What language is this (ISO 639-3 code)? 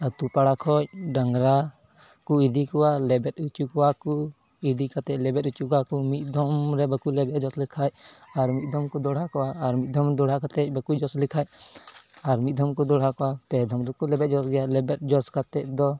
sat